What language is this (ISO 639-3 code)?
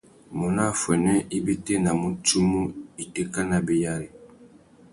bag